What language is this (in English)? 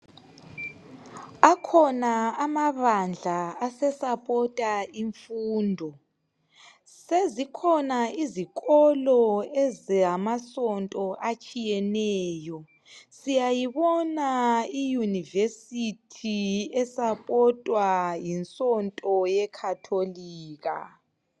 North Ndebele